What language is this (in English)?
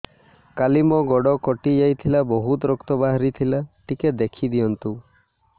Odia